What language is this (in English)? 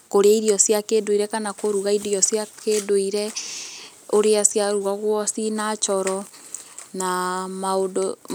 Kikuyu